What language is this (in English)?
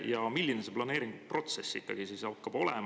Estonian